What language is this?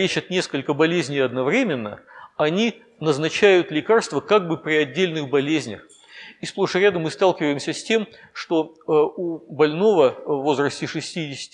Russian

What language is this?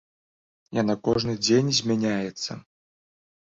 Belarusian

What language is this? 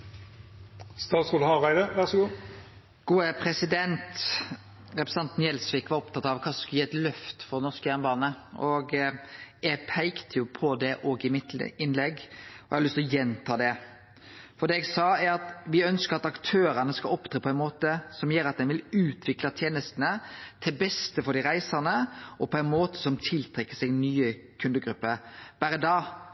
Norwegian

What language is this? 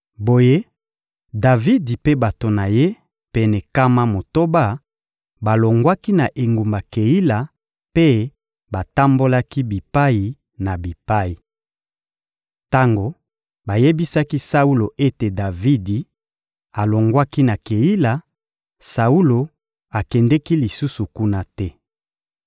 Lingala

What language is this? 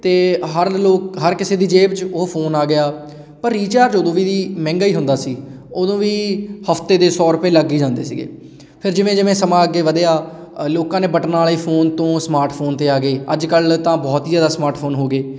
Punjabi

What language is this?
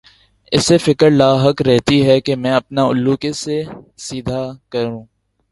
Urdu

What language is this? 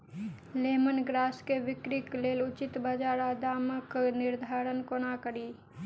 Maithili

